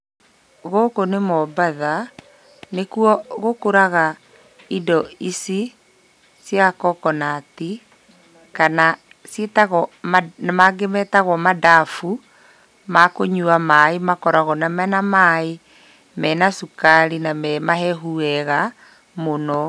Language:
Kikuyu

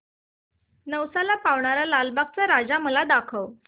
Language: Marathi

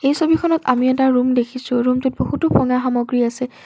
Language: Assamese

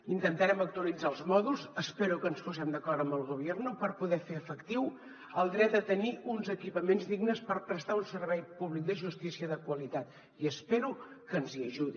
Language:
Catalan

